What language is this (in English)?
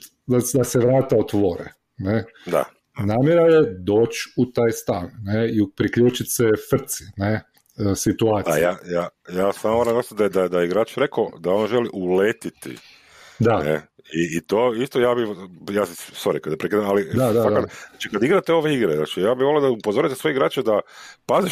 Croatian